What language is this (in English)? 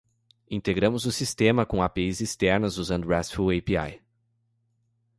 Portuguese